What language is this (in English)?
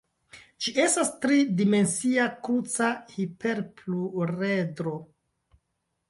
Esperanto